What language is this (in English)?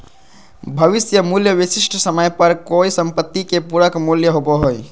Magahi